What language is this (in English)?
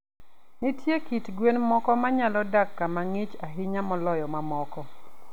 Luo (Kenya and Tanzania)